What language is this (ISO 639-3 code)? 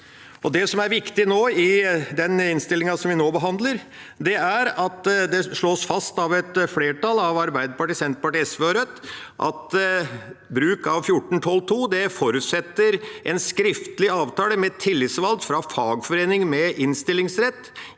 nor